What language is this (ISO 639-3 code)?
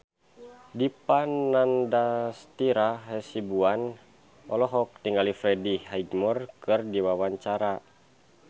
sun